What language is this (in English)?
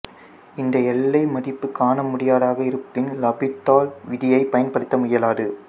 Tamil